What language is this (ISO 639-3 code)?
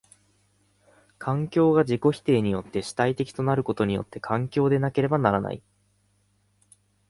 jpn